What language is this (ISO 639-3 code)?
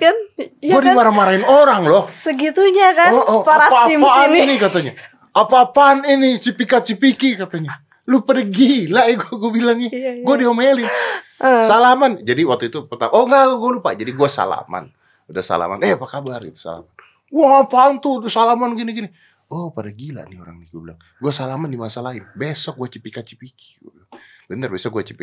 ind